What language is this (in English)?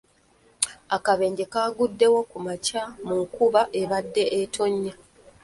Ganda